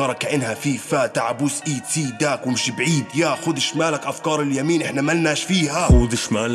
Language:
Arabic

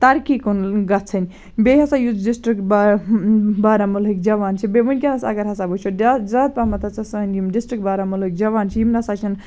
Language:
Kashmiri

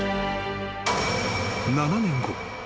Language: Japanese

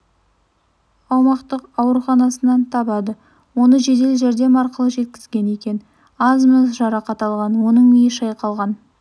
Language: Kazakh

